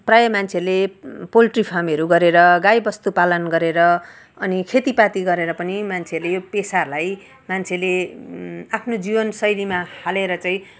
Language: Nepali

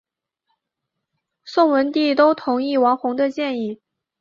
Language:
Chinese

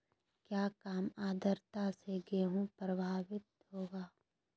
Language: Magahi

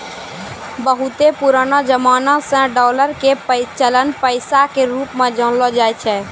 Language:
Maithili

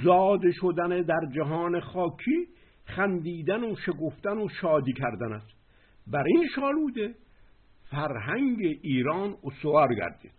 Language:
Persian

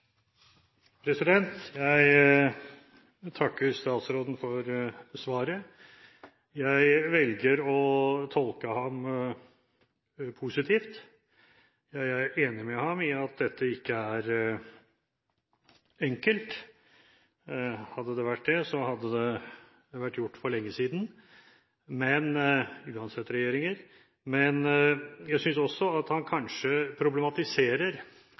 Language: Norwegian Bokmål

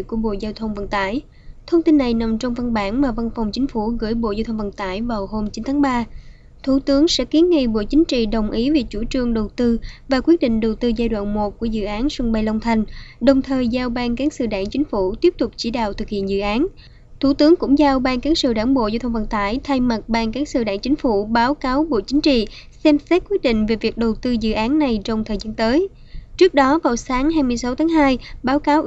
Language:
Vietnamese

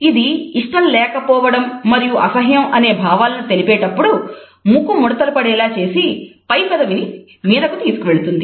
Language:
Telugu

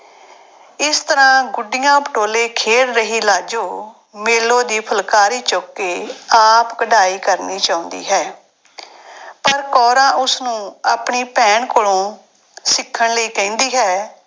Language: Punjabi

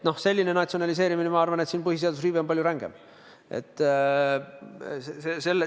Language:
Estonian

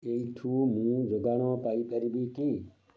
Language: Odia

